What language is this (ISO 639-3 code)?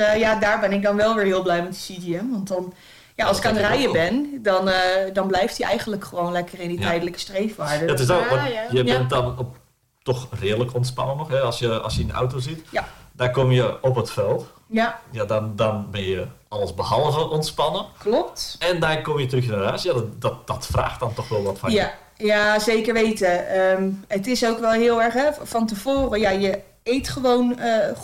nld